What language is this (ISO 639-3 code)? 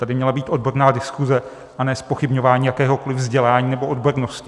ces